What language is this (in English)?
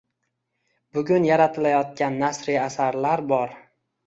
Uzbek